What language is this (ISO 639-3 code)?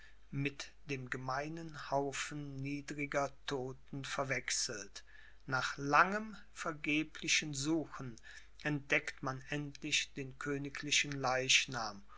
deu